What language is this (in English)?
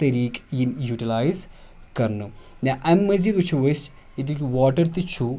Kashmiri